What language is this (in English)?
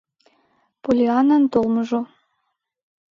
Mari